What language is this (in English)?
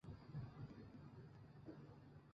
Chinese